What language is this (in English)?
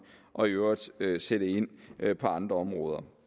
Danish